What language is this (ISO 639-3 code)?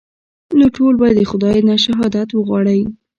pus